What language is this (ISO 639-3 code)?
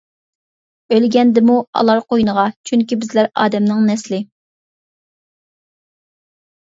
uig